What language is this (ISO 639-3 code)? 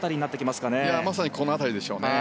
jpn